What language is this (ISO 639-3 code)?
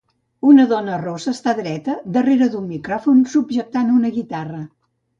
cat